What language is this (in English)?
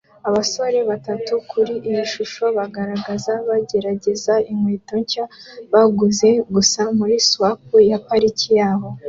Kinyarwanda